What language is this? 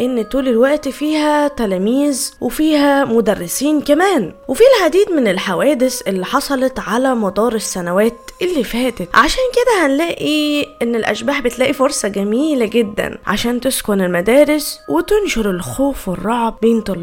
Arabic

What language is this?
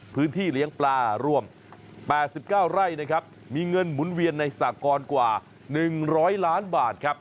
Thai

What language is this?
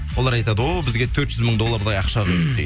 Kazakh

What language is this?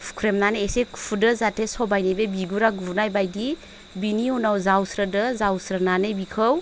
Bodo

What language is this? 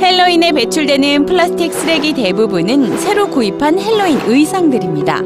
Korean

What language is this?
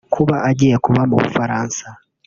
Kinyarwanda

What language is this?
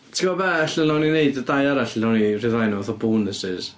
Welsh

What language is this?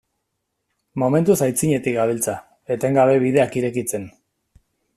Basque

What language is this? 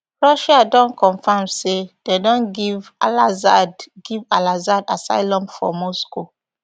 Nigerian Pidgin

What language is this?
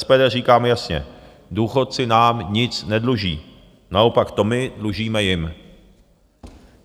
Czech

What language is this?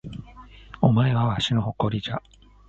Japanese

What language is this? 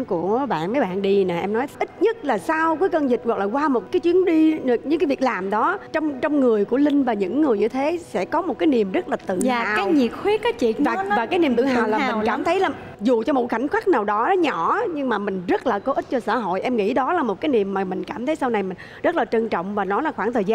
Vietnamese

